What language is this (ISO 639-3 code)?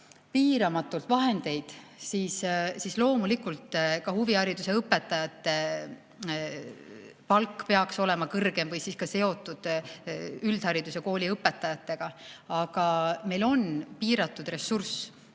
est